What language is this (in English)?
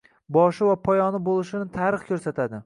Uzbek